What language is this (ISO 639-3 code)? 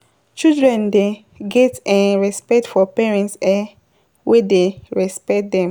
pcm